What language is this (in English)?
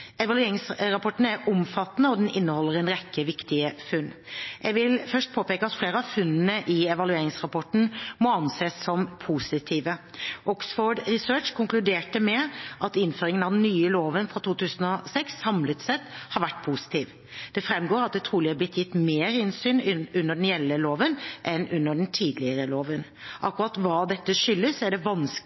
Norwegian Bokmål